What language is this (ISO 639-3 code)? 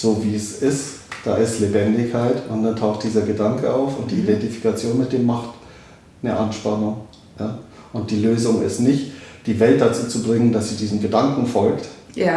deu